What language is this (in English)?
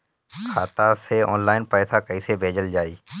Bhojpuri